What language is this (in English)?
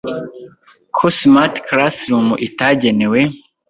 Kinyarwanda